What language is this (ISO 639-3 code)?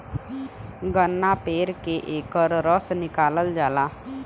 bho